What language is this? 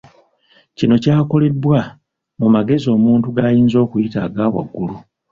Ganda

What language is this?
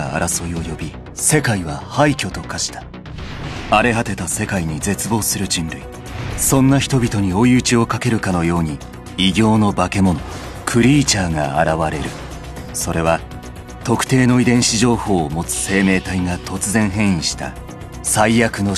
Japanese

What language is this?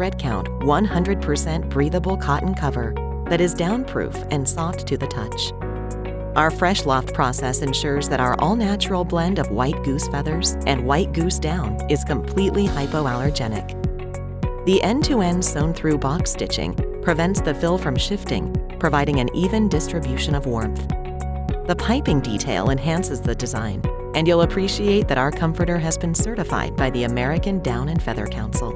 English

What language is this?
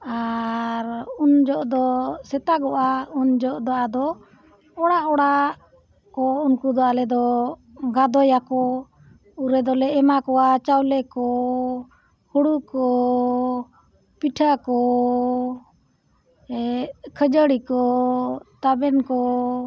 Santali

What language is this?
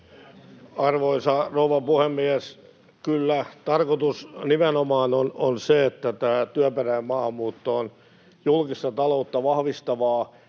Finnish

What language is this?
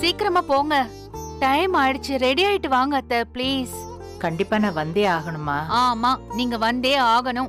Japanese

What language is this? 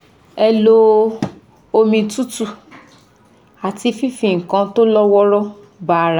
Yoruba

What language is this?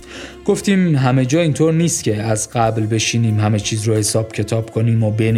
Persian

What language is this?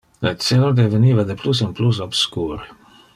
Interlingua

